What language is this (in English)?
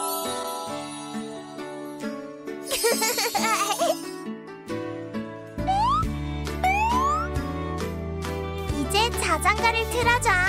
Korean